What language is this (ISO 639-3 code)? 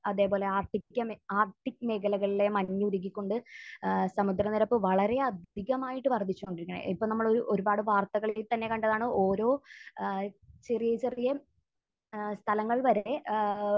mal